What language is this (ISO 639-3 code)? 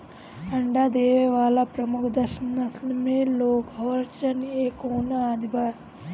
bho